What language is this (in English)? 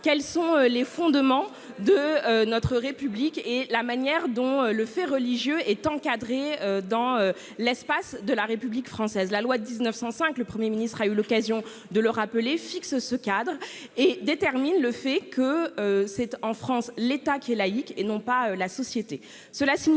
French